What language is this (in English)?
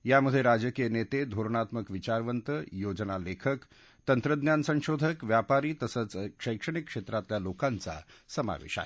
Marathi